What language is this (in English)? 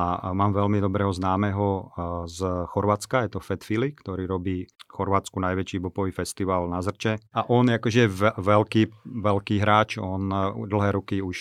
Slovak